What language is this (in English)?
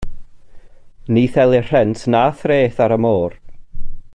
Welsh